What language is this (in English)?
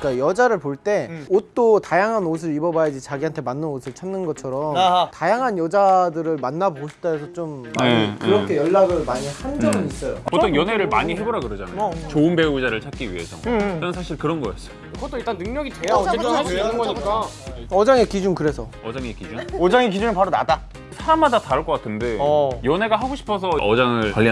Korean